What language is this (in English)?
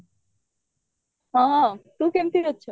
Odia